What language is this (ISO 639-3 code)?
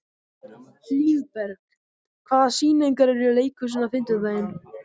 isl